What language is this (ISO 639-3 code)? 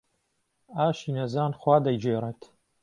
ckb